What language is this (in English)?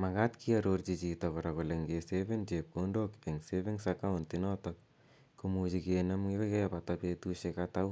Kalenjin